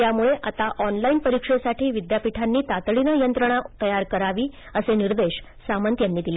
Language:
Marathi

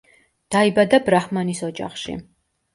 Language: Georgian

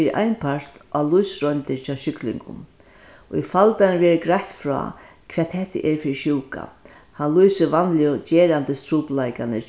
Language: Faroese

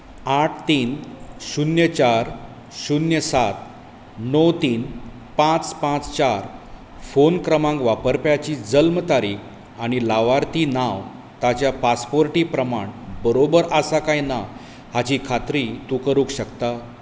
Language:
Konkani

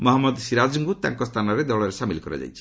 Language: Odia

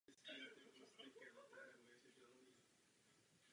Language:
Czech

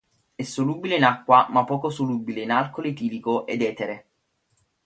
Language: Italian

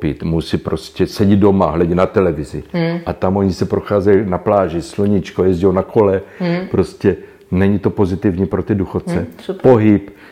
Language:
Czech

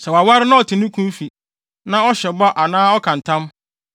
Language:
Akan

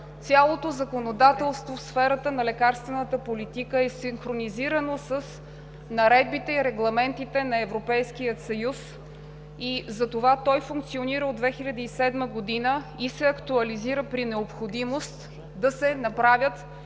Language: Bulgarian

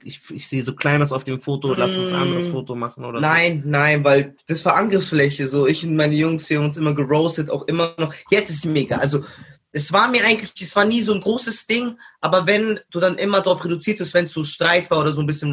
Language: German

